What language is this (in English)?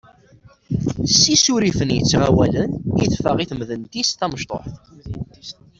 Kabyle